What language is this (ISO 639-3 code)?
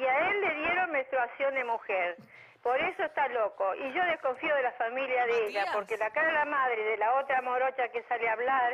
spa